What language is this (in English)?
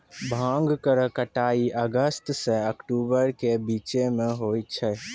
Maithili